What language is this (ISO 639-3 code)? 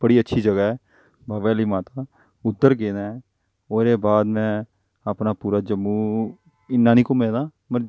doi